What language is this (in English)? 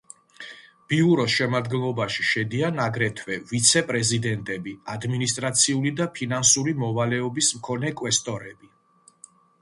Georgian